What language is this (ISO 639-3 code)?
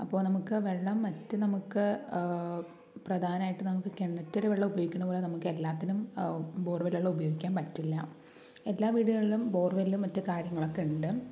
mal